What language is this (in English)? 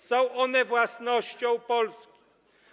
Polish